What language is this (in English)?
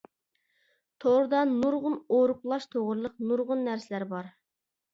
Uyghur